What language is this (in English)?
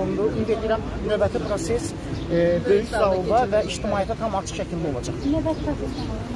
Turkish